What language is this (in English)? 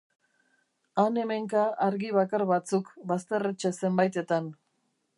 Basque